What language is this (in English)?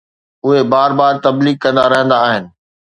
Sindhi